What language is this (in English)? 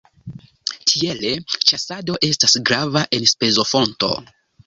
Esperanto